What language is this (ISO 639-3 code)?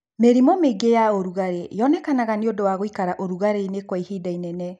kik